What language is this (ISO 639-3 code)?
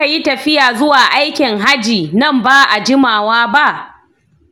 hau